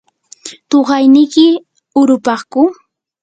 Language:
Yanahuanca Pasco Quechua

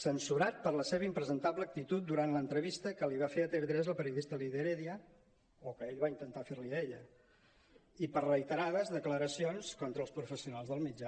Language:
Catalan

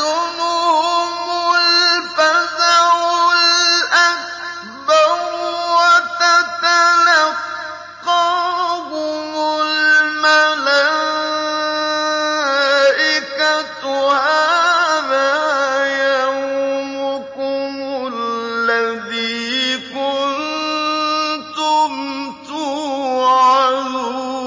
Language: Arabic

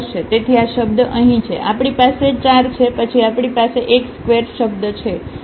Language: Gujarati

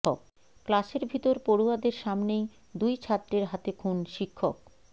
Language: Bangla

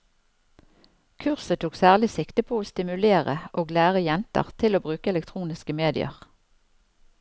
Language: Norwegian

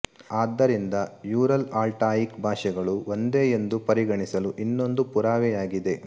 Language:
Kannada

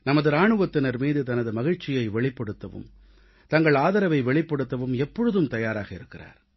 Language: Tamil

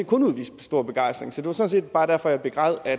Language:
Danish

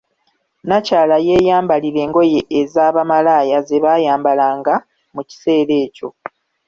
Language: Ganda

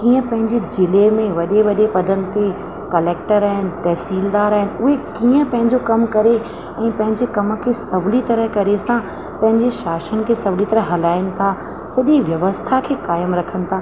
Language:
Sindhi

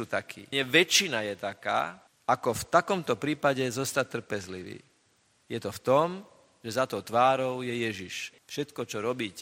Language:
Slovak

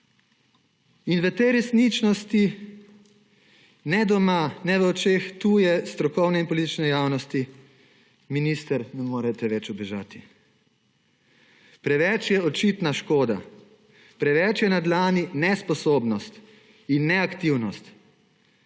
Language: Slovenian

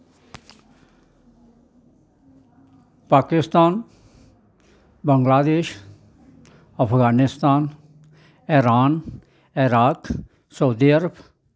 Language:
Dogri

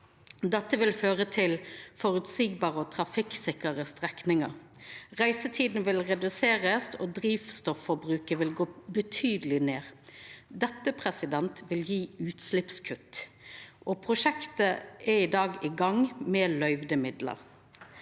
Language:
Norwegian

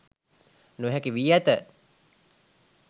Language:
Sinhala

